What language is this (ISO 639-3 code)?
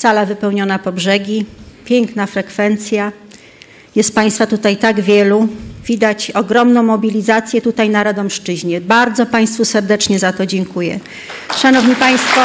pol